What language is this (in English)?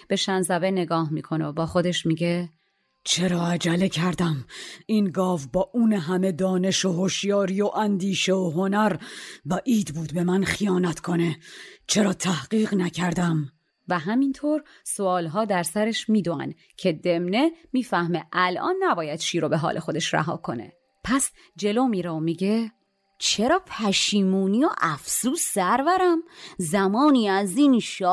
Persian